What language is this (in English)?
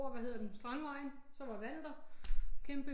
Danish